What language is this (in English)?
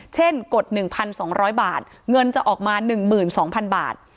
Thai